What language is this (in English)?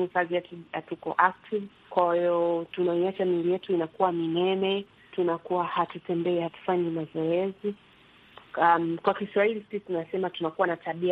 Swahili